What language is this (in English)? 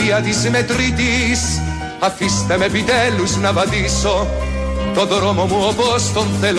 Greek